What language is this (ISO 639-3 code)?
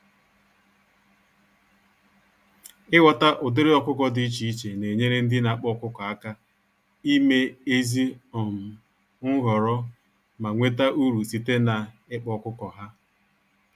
ibo